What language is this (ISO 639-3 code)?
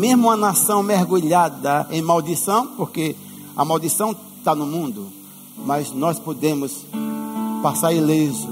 por